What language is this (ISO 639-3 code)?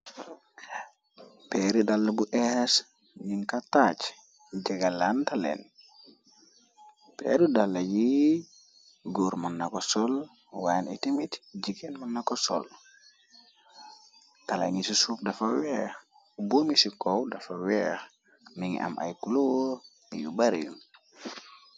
wol